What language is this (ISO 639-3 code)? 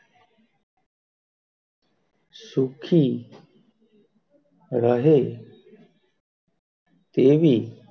guj